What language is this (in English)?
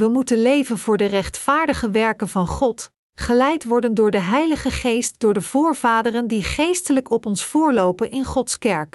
Dutch